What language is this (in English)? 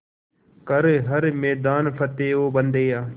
Hindi